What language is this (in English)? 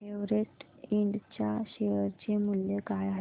Marathi